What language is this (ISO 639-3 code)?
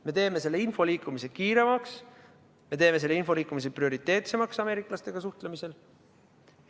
est